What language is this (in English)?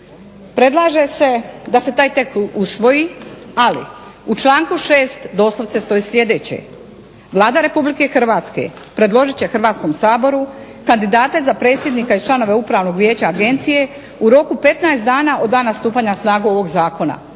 Croatian